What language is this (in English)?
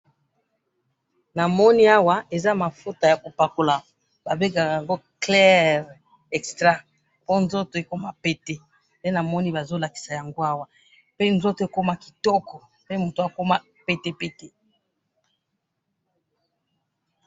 Lingala